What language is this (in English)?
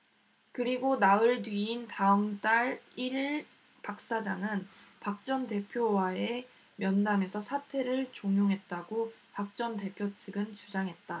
Korean